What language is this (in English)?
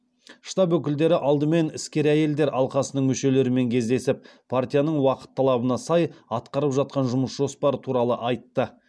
Kazakh